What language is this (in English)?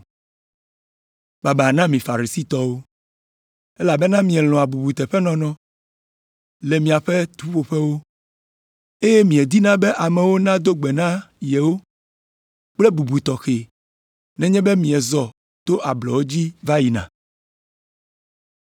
Ewe